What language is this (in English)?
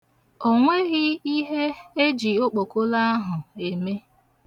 Igbo